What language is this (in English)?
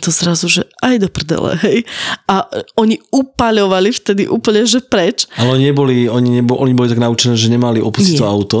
Slovak